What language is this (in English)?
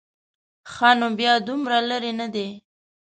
Pashto